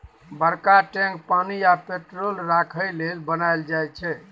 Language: Maithili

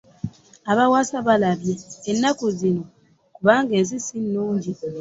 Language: Ganda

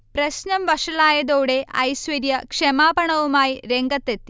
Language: Malayalam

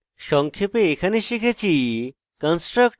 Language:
Bangla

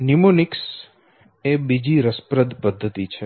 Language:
Gujarati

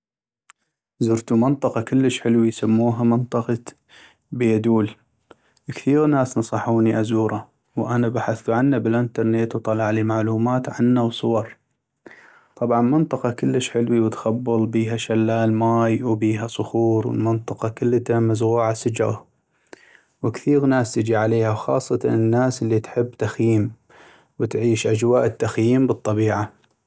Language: North Mesopotamian Arabic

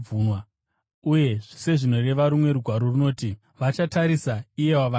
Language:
Shona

